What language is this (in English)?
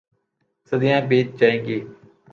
Urdu